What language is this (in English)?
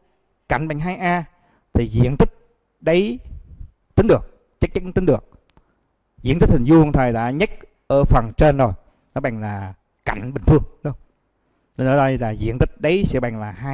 Vietnamese